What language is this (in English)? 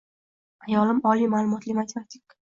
Uzbek